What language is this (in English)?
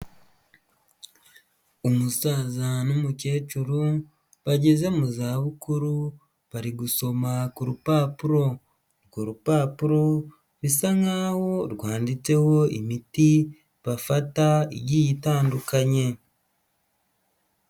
Kinyarwanda